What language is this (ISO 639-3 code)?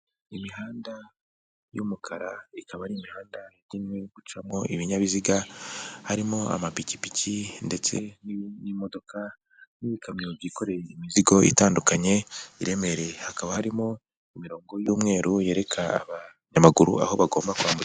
kin